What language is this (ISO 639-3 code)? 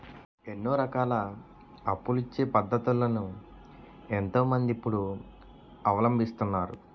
tel